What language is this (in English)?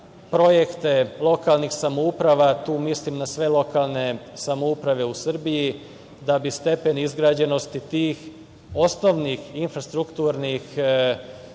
Serbian